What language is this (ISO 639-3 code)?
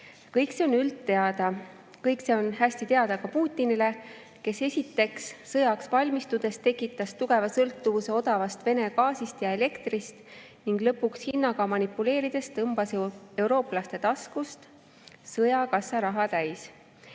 est